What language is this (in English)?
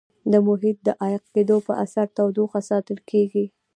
Pashto